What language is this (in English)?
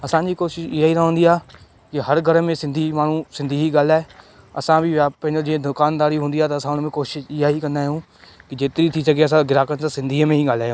Sindhi